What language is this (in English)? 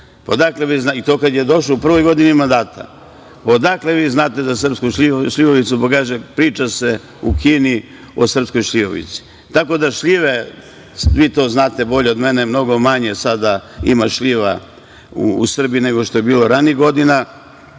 Serbian